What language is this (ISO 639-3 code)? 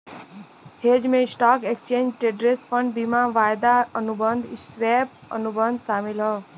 bho